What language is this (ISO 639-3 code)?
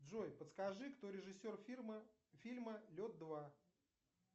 rus